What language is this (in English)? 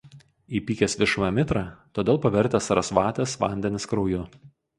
Lithuanian